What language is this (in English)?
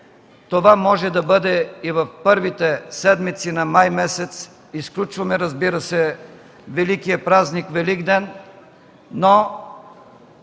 Bulgarian